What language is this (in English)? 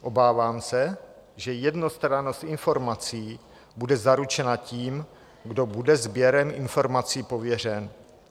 Czech